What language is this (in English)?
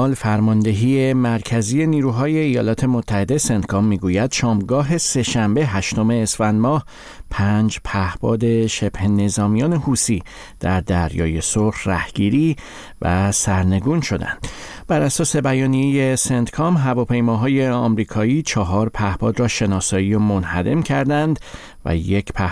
Persian